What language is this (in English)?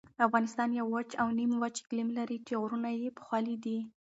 Pashto